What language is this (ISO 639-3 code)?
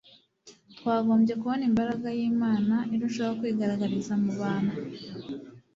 kin